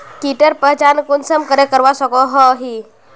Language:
Magahi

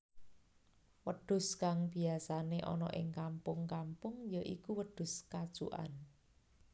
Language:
Javanese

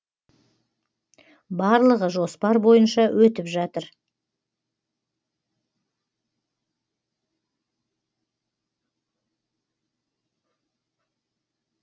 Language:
Kazakh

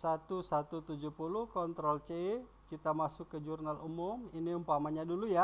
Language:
Indonesian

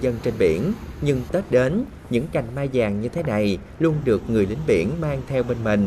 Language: Vietnamese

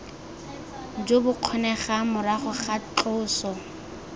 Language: Tswana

